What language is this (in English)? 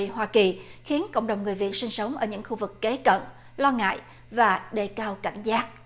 Vietnamese